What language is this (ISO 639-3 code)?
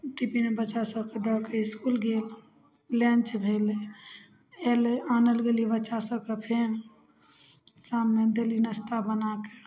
mai